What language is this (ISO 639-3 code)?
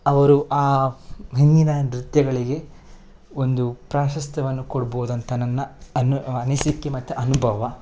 kan